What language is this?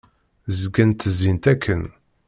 Kabyle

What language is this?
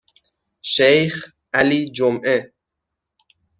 Persian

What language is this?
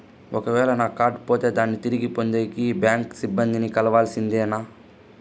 Telugu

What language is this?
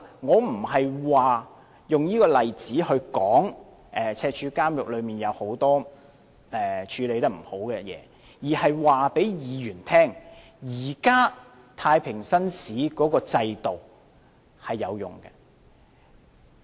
Cantonese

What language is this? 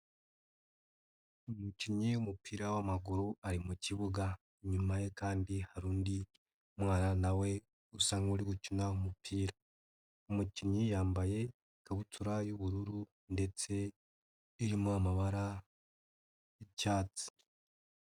Kinyarwanda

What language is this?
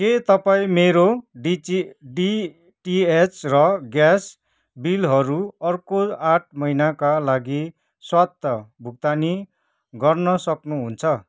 Nepali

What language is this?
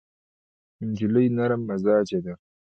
Pashto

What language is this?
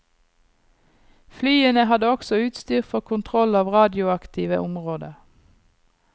Norwegian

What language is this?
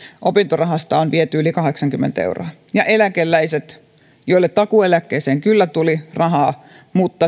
Finnish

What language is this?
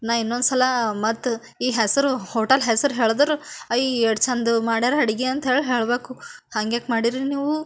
Kannada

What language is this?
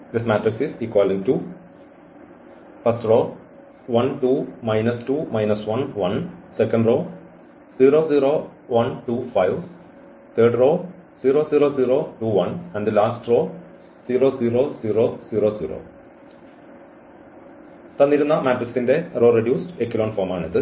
Malayalam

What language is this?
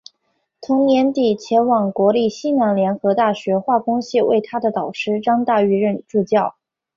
Chinese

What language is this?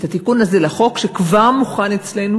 Hebrew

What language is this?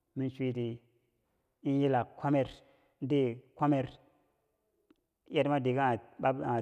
Bangwinji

